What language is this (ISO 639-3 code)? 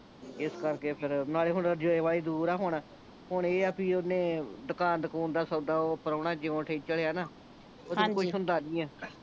pan